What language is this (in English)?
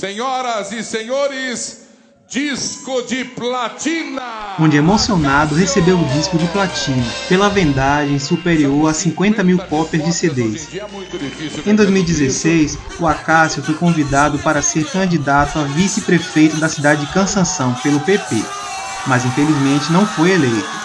Portuguese